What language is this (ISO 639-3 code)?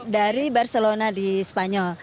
ind